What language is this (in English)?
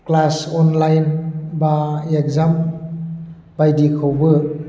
Bodo